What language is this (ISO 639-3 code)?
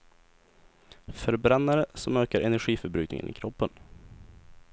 swe